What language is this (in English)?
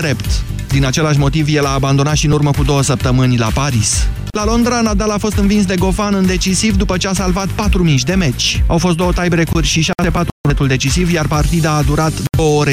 Romanian